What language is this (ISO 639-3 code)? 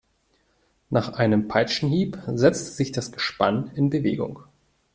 deu